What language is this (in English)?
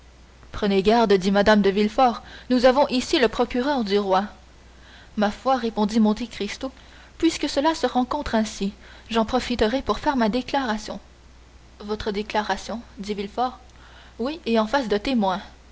French